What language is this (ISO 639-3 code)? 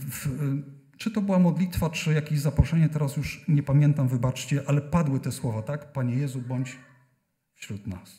pol